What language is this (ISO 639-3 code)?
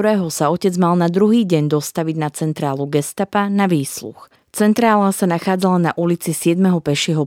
slk